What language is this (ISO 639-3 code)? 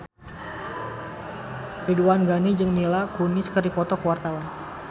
sun